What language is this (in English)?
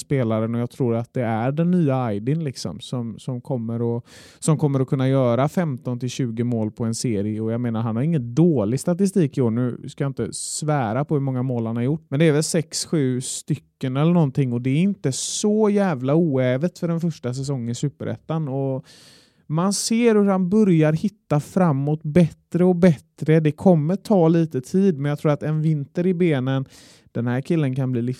Swedish